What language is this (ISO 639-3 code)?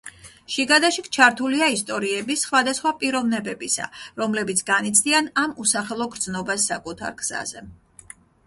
kat